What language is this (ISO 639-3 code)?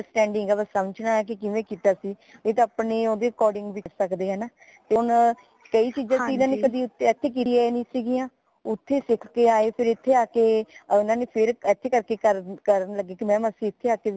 pan